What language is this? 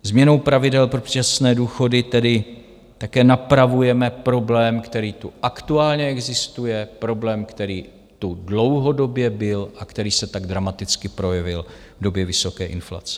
Czech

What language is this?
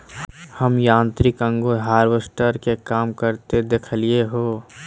Magahi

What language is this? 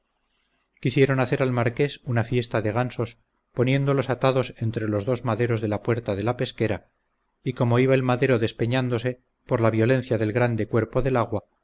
Spanish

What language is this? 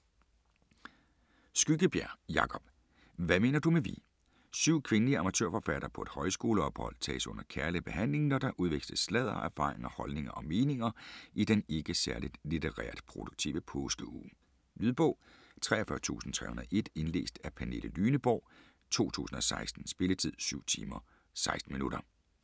Danish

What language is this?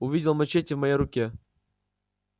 Russian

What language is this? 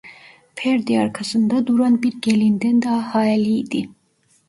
Turkish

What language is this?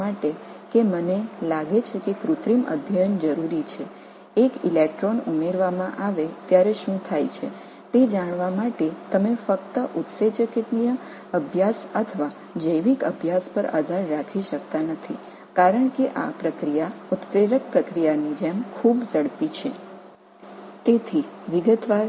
Tamil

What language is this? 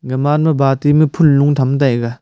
Wancho Naga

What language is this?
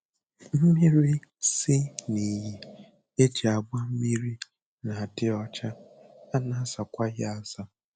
Igbo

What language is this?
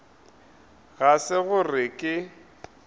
Northern Sotho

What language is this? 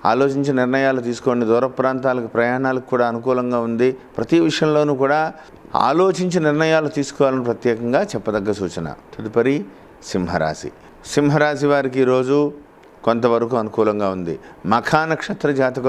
Telugu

